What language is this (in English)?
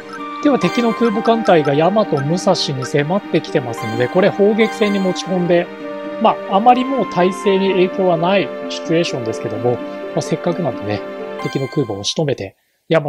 Japanese